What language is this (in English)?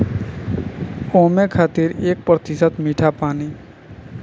Bhojpuri